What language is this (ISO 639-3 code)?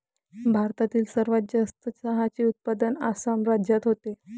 mar